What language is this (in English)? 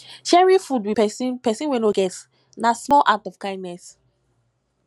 Nigerian Pidgin